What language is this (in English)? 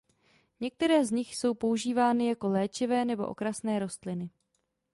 Czech